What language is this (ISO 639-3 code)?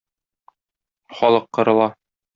tat